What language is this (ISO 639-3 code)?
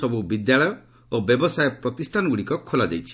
ori